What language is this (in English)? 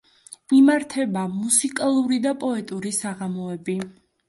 Georgian